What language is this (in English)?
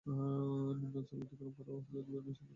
Bangla